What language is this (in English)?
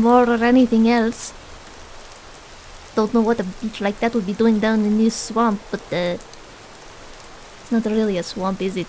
English